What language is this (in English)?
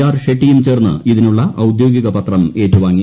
Malayalam